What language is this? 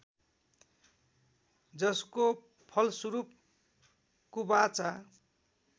Nepali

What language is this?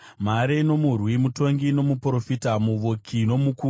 Shona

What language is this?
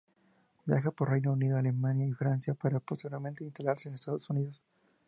Spanish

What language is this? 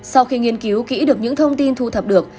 Vietnamese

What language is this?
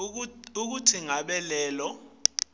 Swati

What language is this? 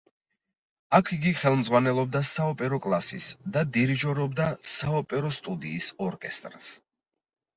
Georgian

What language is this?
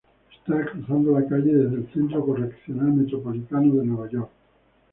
Spanish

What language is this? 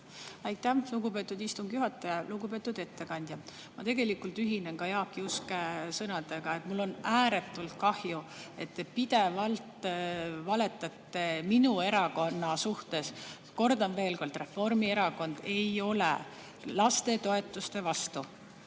Estonian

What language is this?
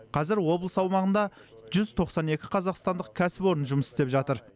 Kazakh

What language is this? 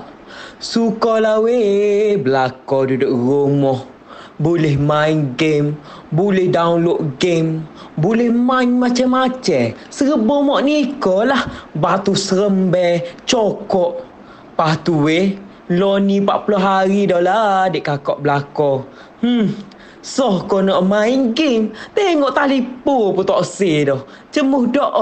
Malay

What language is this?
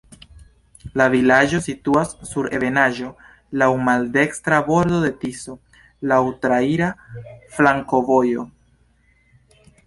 Esperanto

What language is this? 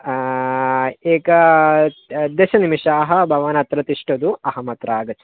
Sanskrit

